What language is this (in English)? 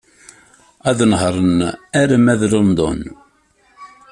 Kabyle